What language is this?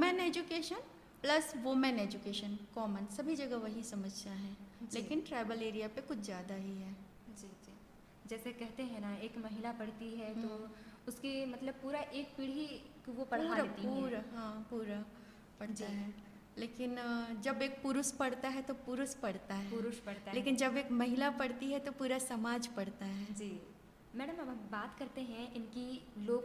Hindi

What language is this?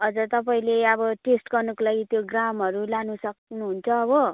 Nepali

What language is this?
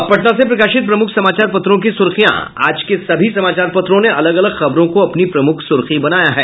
Hindi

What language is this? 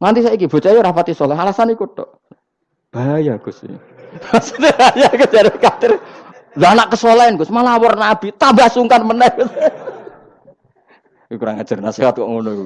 Indonesian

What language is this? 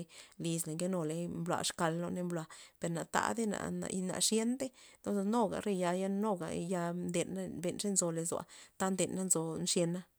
Loxicha Zapotec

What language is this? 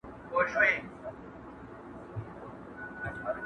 Pashto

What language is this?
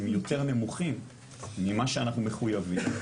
Hebrew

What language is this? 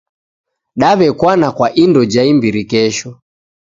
Taita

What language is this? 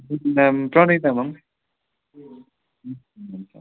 Nepali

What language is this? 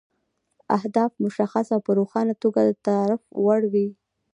Pashto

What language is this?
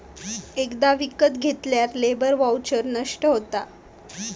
Marathi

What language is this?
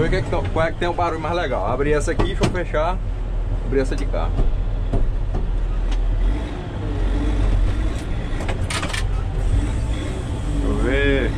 Portuguese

